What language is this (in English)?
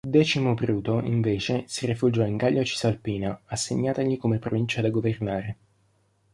Italian